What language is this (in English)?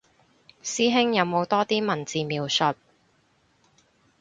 Cantonese